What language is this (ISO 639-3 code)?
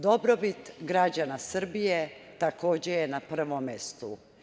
srp